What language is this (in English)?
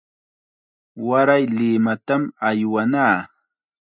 Chiquián Ancash Quechua